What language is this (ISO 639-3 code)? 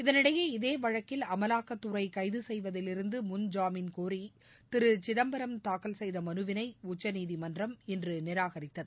tam